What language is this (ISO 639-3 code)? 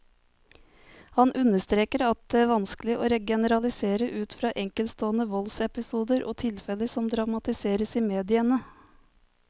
nor